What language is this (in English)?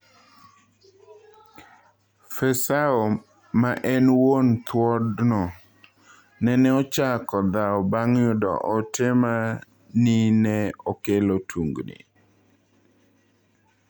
Luo (Kenya and Tanzania)